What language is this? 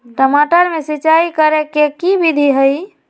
Magahi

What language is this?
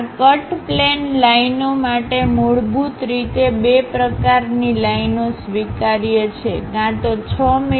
Gujarati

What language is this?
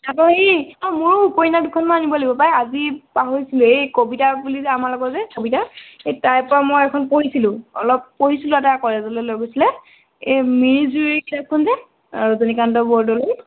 Assamese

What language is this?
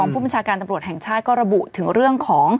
Thai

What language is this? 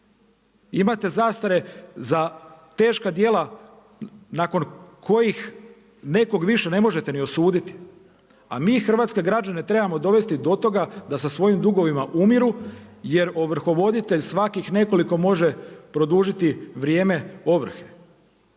Croatian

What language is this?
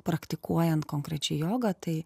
Lithuanian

